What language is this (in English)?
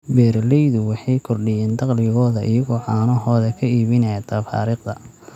Somali